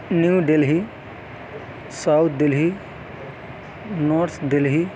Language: Urdu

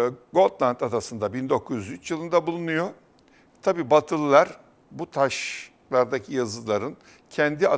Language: Turkish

